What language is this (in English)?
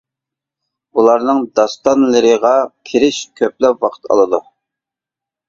Uyghur